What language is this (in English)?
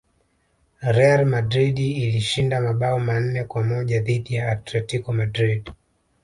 Swahili